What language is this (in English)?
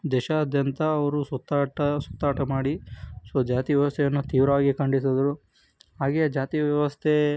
Kannada